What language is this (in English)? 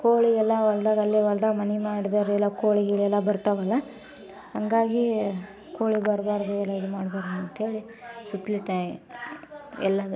Kannada